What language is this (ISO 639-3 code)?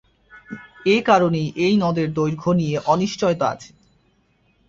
ben